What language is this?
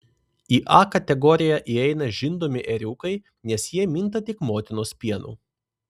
Lithuanian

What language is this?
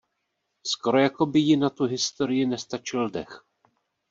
Czech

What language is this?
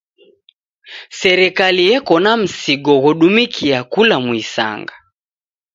Taita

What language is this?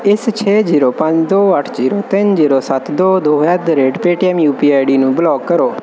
Punjabi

